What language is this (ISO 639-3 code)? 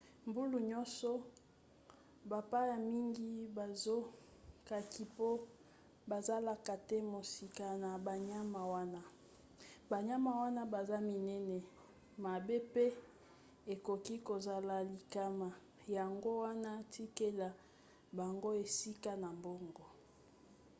lin